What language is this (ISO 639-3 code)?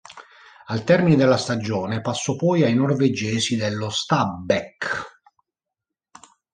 ita